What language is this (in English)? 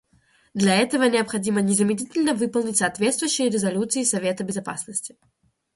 Russian